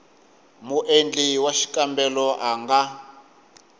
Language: Tsonga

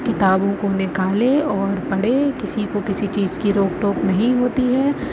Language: Urdu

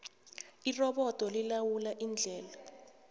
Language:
South Ndebele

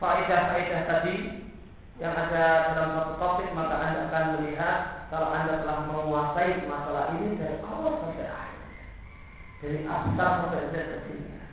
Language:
Malay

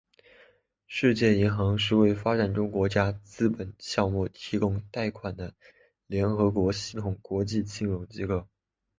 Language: Chinese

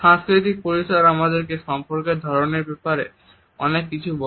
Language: Bangla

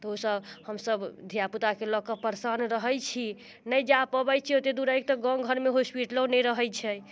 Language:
Maithili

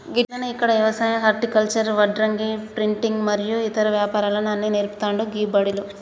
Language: Telugu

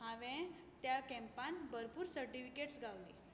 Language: Konkani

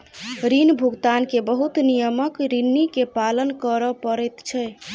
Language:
Maithili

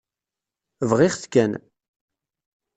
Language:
Kabyle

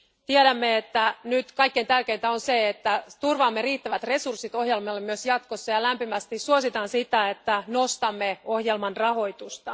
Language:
Finnish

